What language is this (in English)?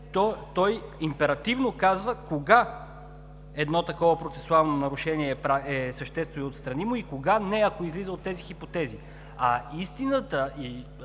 Bulgarian